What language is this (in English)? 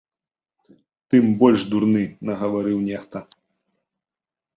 Belarusian